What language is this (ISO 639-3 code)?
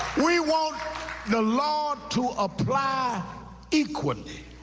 eng